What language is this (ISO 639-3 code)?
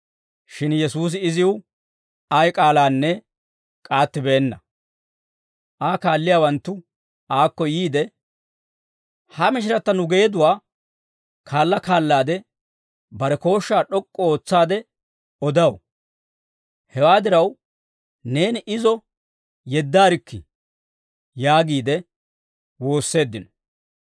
dwr